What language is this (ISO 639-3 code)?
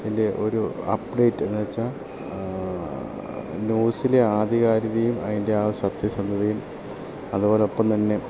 mal